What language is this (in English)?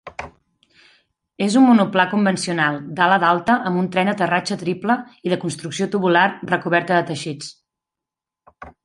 Catalan